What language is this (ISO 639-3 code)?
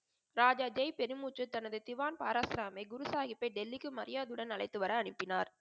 tam